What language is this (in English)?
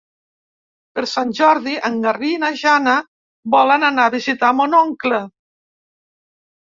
Catalan